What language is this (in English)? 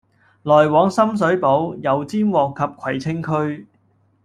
Cantonese